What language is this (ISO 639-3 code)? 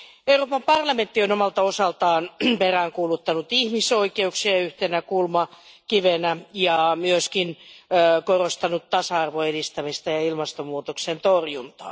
fin